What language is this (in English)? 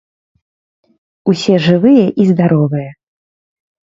Belarusian